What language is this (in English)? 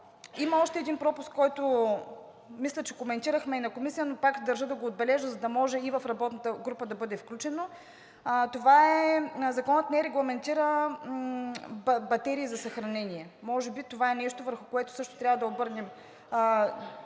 Bulgarian